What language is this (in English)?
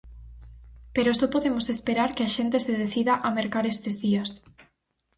Galician